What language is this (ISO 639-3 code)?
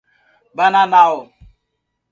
por